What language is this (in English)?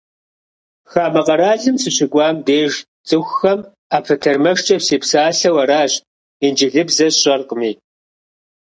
Kabardian